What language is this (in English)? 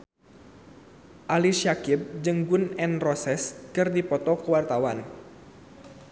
Sundanese